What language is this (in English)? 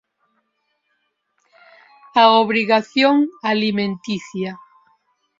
Galician